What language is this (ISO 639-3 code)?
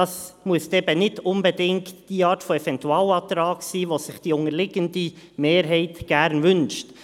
gsw